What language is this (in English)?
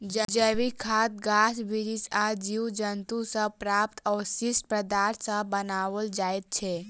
Maithili